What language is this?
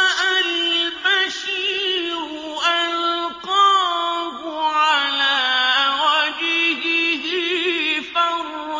Arabic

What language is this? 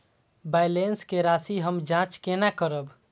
Maithili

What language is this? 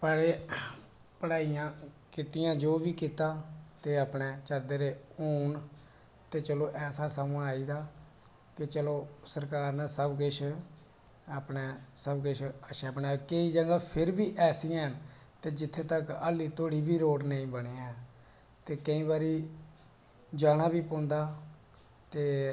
Dogri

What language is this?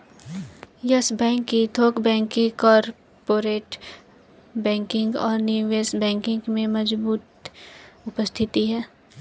Hindi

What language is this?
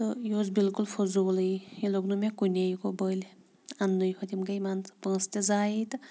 Kashmiri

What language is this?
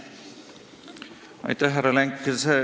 Estonian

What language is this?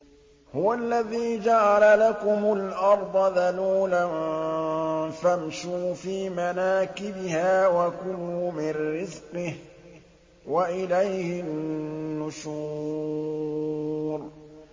Arabic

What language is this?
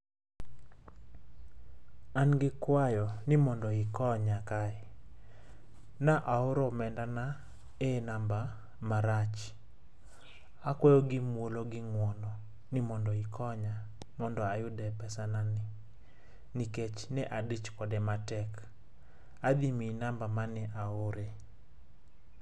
Luo (Kenya and Tanzania)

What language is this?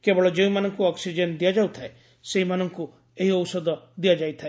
Odia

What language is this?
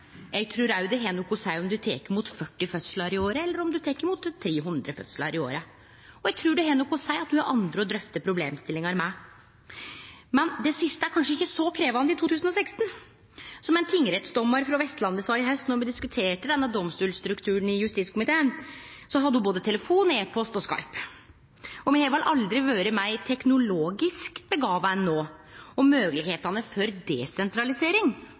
Norwegian Nynorsk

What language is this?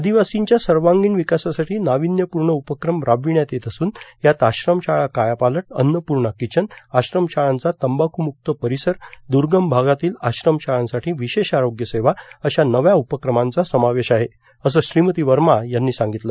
Marathi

